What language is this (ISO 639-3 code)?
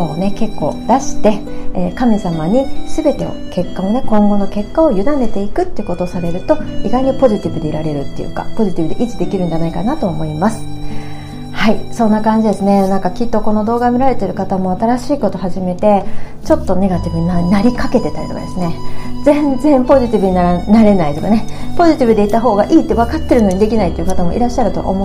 jpn